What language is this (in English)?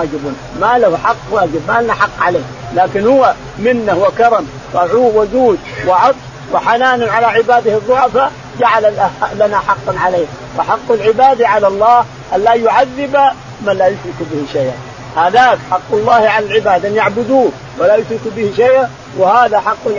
Arabic